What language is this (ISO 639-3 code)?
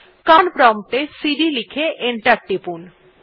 ben